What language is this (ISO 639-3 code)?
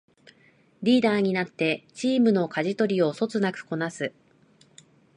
jpn